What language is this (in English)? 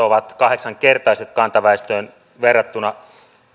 Finnish